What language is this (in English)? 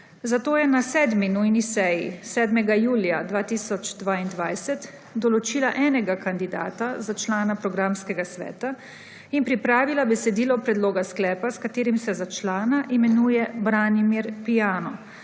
Slovenian